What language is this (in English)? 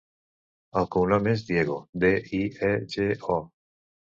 Catalan